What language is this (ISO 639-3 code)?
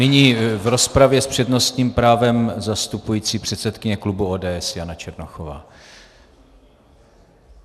ces